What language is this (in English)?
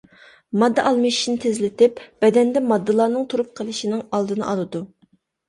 Uyghur